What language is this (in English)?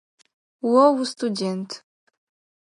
Adyghe